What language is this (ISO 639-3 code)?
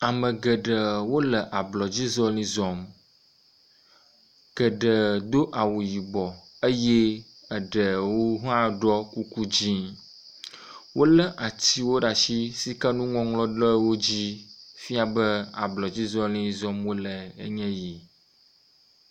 ewe